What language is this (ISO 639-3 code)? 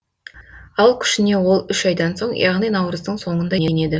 kaz